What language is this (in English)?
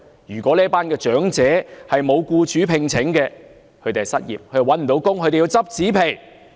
Cantonese